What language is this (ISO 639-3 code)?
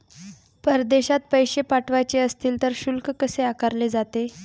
mar